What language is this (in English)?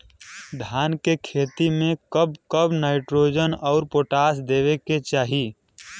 Bhojpuri